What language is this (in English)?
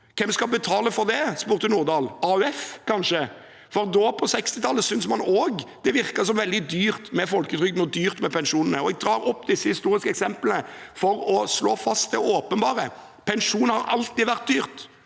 Norwegian